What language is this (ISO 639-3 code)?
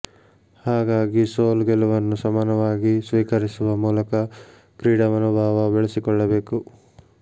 kan